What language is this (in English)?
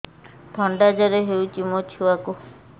Odia